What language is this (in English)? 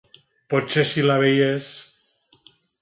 Catalan